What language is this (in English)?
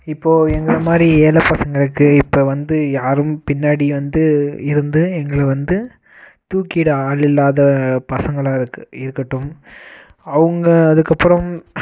Tamil